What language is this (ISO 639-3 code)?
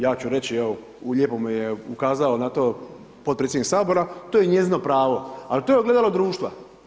hrv